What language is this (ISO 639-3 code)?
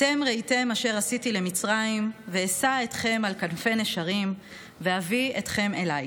heb